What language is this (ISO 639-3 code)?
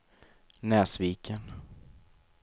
swe